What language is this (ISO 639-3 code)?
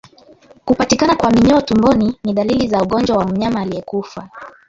swa